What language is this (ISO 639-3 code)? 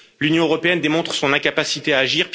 fra